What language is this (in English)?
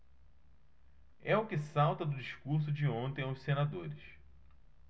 Portuguese